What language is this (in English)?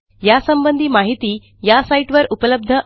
Marathi